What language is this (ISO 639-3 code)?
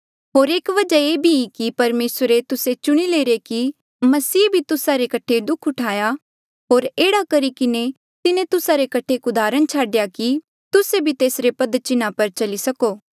mjl